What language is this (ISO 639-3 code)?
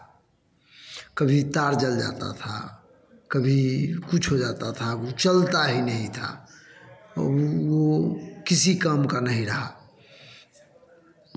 hin